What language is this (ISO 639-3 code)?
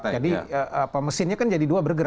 ind